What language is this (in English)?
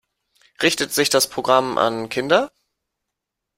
German